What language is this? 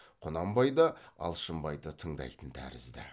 Kazakh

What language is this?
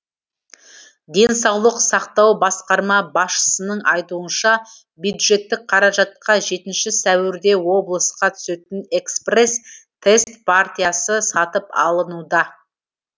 Kazakh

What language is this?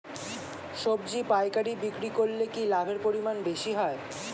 Bangla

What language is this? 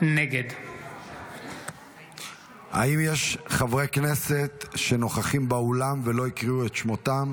Hebrew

